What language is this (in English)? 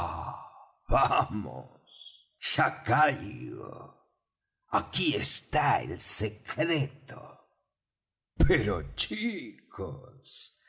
Spanish